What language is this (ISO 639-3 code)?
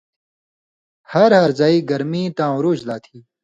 mvy